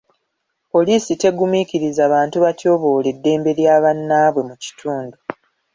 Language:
Ganda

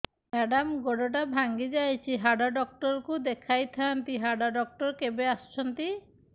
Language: Odia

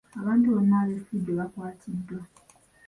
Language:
Ganda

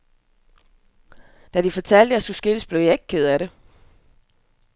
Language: Danish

